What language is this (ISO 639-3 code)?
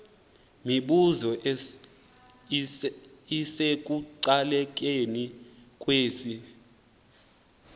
xho